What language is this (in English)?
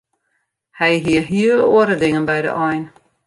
Western Frisian